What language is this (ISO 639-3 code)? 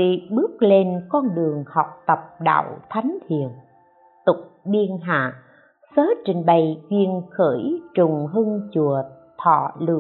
vie